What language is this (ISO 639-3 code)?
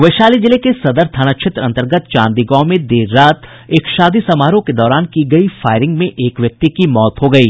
hin